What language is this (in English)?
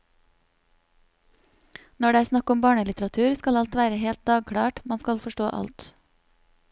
Norwegian